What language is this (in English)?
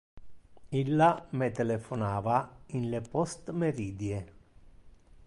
Interlingua